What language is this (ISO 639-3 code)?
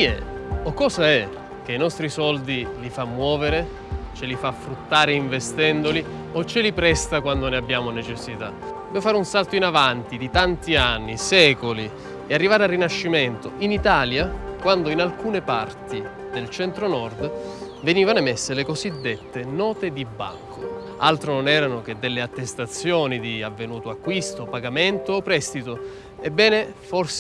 ita